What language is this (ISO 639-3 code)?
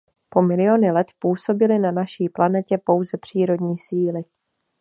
ces